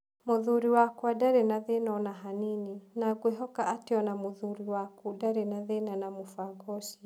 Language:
Kikuyu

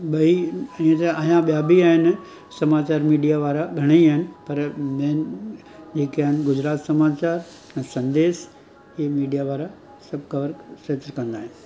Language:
Sindhi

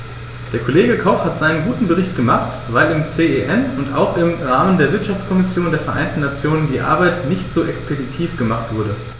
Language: German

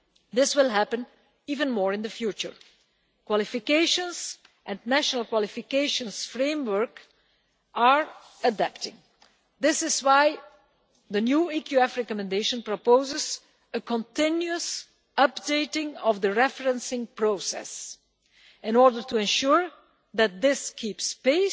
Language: English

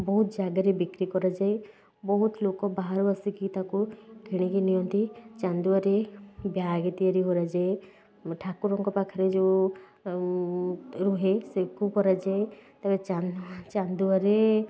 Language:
Odia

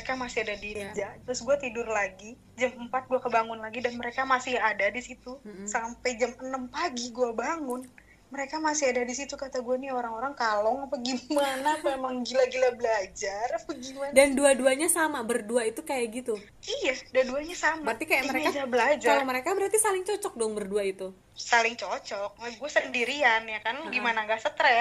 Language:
Indonesian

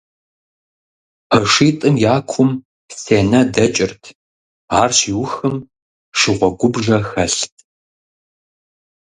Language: Kabardian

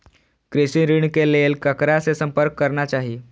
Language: Maithili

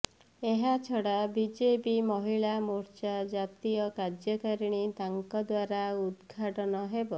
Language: Odia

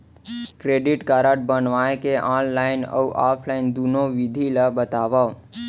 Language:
Chhattisgarhi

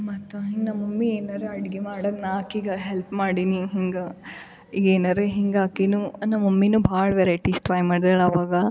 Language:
Kannada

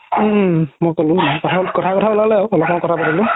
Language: Assamese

